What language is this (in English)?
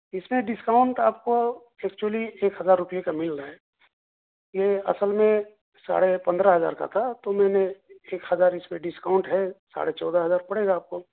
Urdu